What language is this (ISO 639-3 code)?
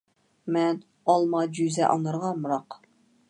uig